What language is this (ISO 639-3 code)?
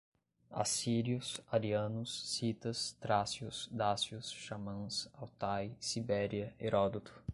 por